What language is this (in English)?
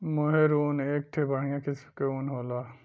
Bhojpuri